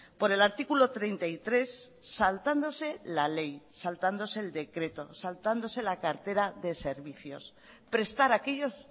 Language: Spanish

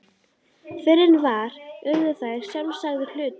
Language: Icelandic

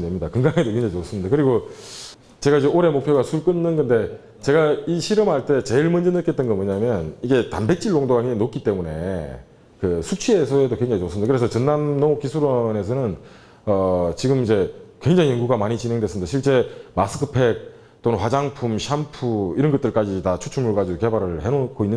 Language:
Korean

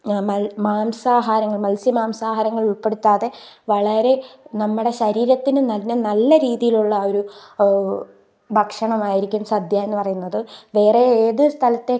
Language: Malayalam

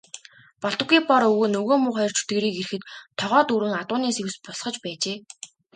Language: Mongolian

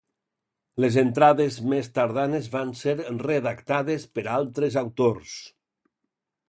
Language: Catalan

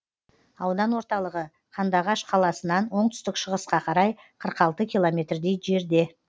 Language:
Kazakh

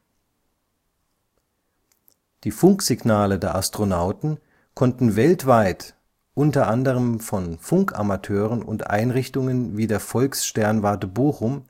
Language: German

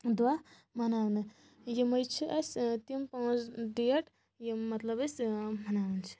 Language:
Kashmiri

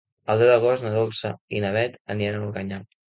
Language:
Catalan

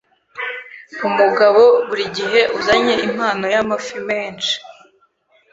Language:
Kinyarwanda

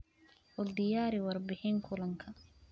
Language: Somali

